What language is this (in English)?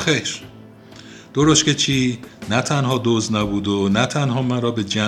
Persian